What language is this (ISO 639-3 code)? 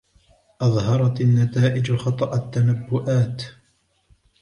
ara